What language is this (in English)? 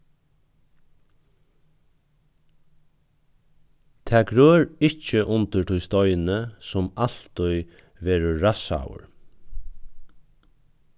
Faroese